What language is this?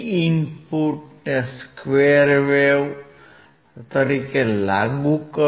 Gujarati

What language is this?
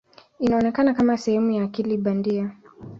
Swahili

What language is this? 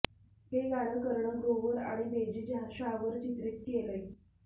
Marathi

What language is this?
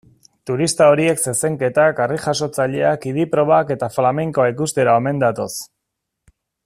Basque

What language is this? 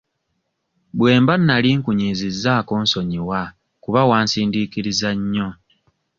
Ganda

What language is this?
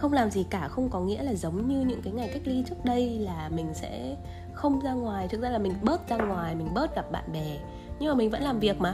Vietnamese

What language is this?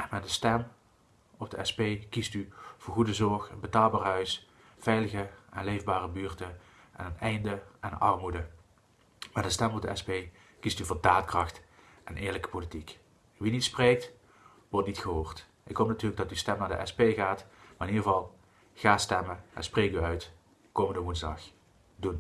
Dutch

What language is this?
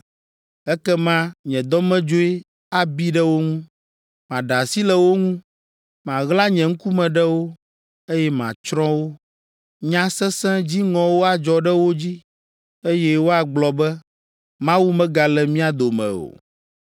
Ewe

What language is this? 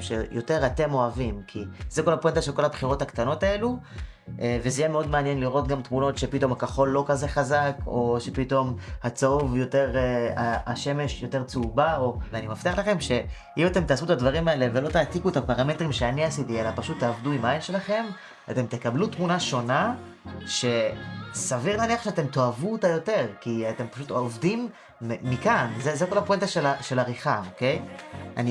Hebrew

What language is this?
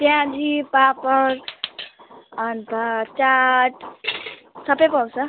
Nepali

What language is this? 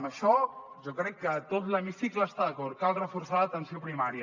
Catalan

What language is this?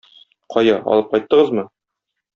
Tatar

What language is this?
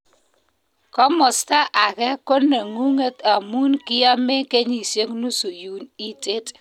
Kalenjin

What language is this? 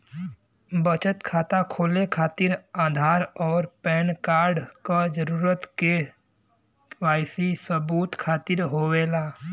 Bhojpuri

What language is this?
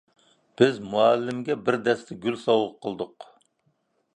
Uyghur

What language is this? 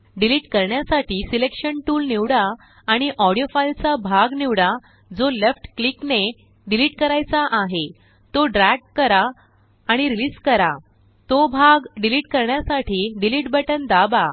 Marathi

